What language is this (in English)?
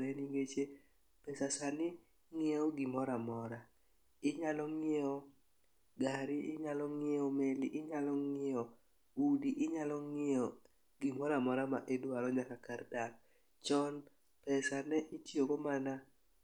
Luo (Kenya and Tanzania)